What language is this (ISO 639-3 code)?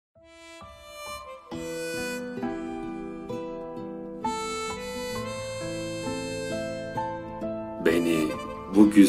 tur